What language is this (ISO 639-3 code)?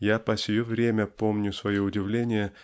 rus